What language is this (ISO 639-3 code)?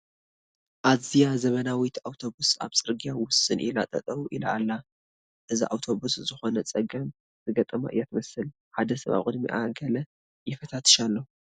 tir